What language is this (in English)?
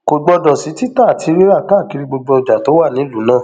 Yoruba